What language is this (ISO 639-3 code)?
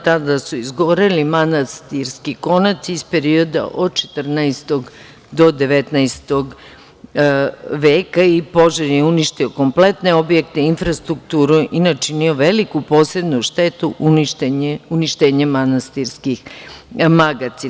srp